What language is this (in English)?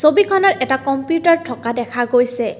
Assamese